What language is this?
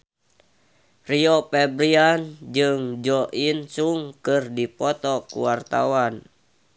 Sundanese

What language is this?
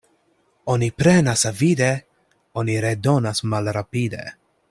Esperanto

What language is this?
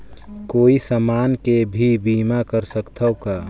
Chhattisgarhi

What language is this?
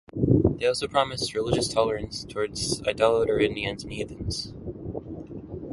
English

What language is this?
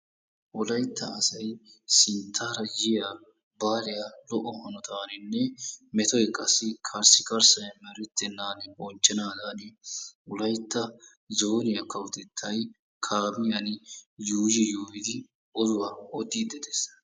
Wolaytta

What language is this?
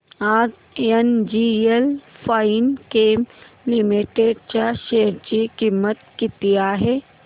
Marathi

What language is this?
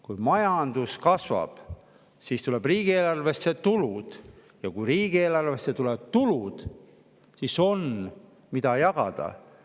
Estonian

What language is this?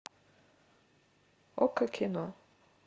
Russian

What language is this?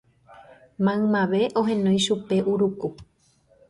Guarani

